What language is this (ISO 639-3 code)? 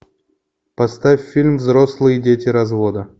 rus